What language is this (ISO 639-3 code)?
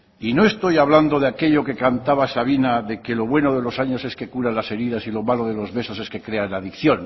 spa